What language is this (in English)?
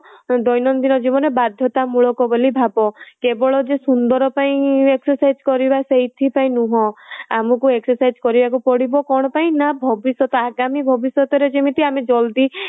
Odia